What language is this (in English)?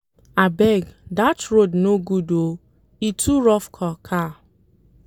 Nigerian Pidgin